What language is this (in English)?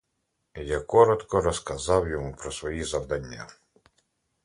Ukrainian